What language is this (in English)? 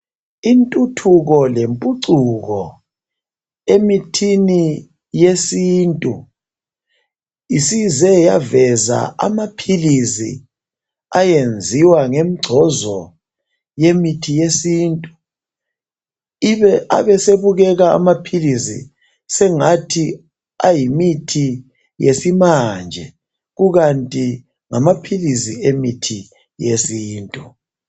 North Ndebele